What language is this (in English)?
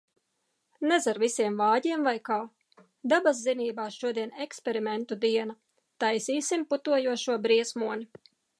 Latvian